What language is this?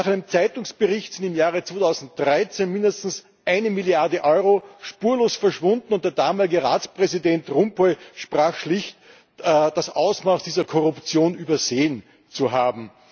German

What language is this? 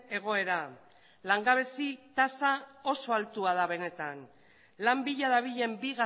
Basque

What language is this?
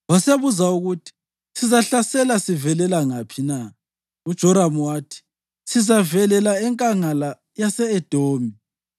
North Ndebele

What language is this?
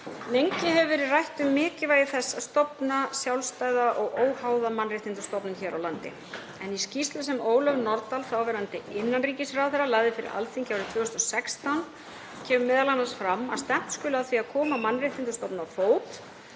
Icelandic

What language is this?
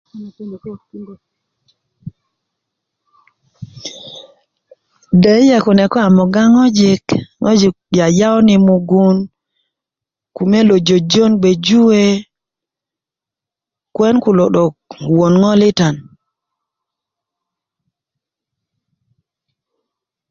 Kuku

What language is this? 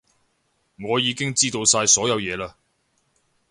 Cantonese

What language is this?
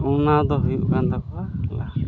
Santali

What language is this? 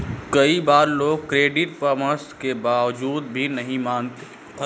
Hindi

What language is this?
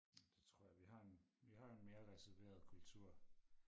Danish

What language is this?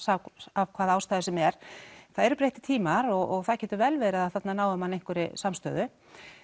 Icelandic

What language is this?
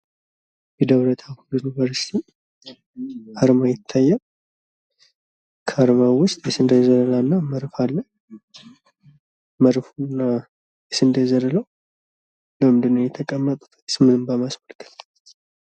Amharic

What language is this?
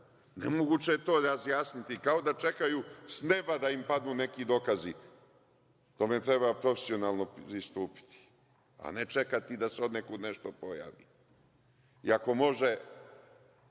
Serbian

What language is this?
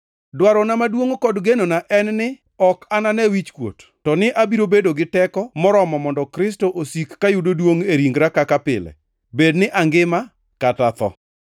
Luo (Kenya and Tanzania)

